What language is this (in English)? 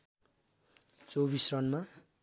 Nepali